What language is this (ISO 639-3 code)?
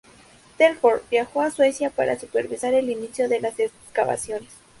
spa